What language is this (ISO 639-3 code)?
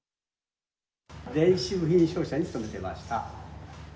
jpn